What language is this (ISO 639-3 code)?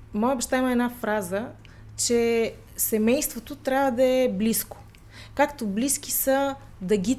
bul